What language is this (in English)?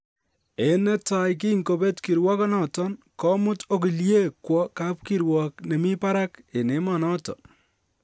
Kalenjin